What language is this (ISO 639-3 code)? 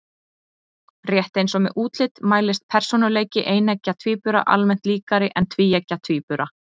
isl